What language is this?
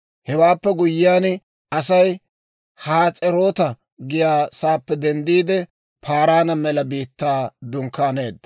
Dawro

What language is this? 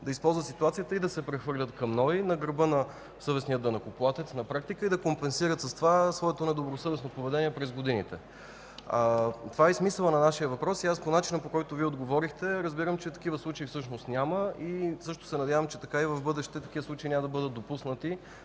Bulgarian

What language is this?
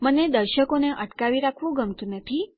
Gujarati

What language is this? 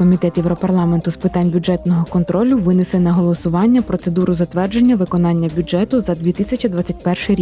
Ukrainian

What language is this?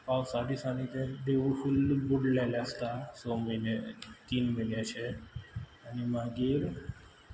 Konkani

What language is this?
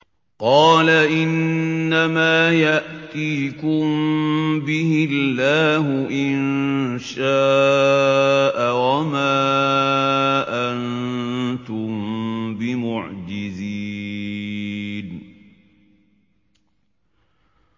Arabic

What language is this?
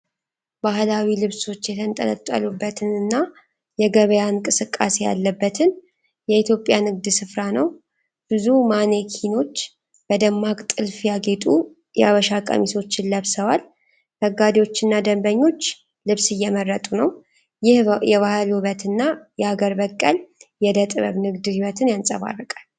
Amharic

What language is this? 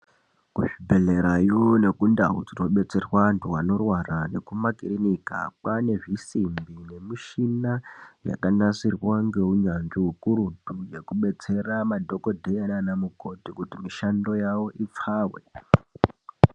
Ndau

